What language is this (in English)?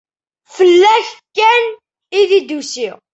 Kabyle